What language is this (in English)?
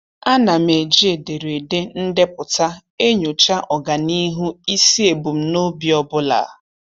Igbo